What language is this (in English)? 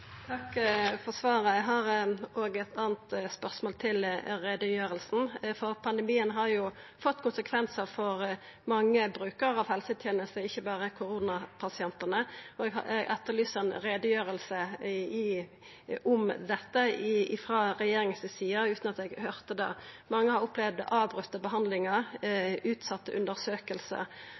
Norwegian Nynorsk